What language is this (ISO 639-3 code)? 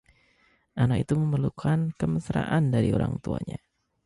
ind